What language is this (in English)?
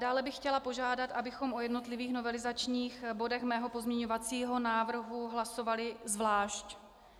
Czech